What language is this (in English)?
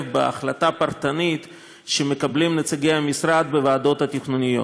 Hebrew